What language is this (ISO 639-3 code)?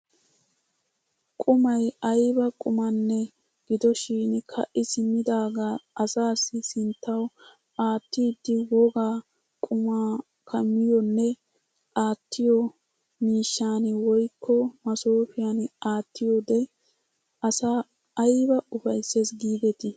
wal